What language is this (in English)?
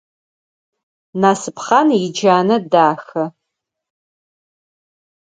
Adyghe